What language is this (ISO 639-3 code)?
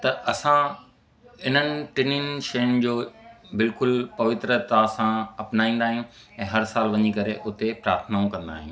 snd